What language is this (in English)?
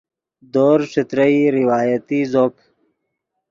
Yidgha